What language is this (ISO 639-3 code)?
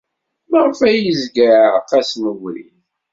kab